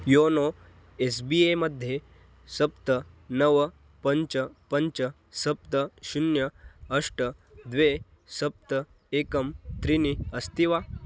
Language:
Sanskrit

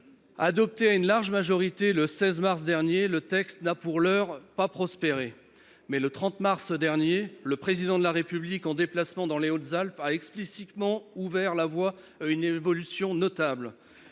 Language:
French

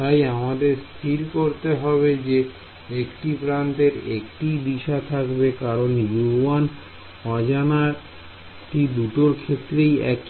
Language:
Bangla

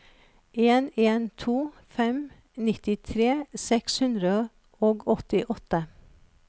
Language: Norwegian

